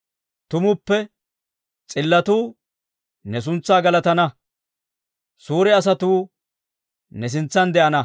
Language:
Dawro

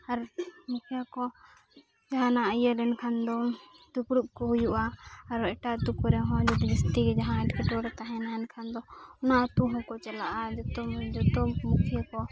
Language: Santali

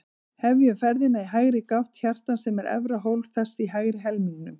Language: Icelandic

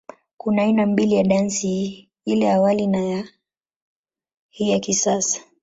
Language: Swahili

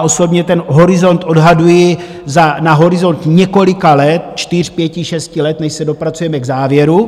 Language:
Czech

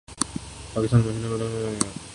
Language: Urdu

